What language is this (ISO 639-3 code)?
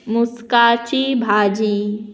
kok